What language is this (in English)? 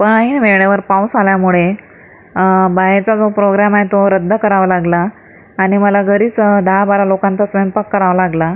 Marathi